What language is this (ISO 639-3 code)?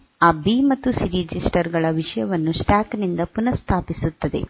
kan